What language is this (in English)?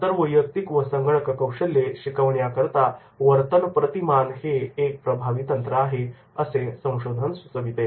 Marathi